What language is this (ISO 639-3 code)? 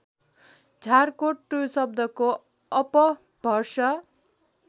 nep